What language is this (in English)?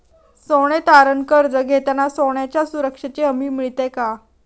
Marathi